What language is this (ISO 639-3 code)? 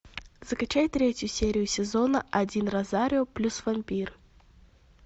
rus